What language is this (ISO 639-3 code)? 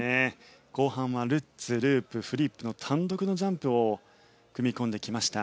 jpn